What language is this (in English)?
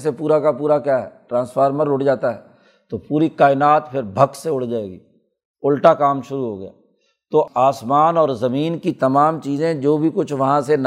Urdu